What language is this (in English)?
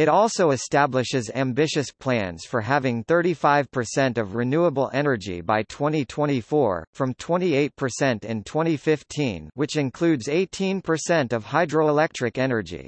English